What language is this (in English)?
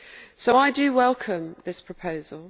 English